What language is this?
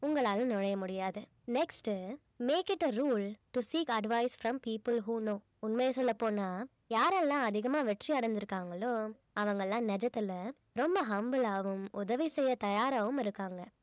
Tamil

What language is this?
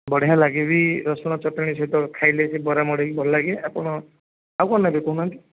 Odia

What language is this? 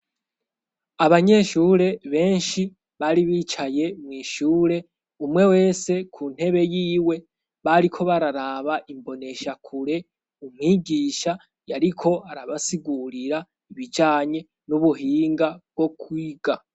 Rundi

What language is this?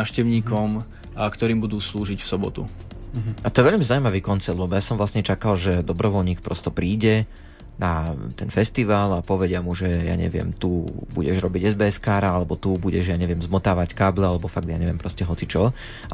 Slovak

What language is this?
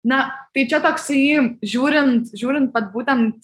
Lithuanian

